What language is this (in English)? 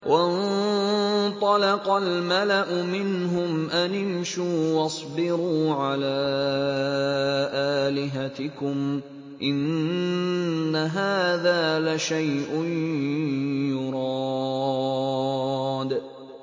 Arabic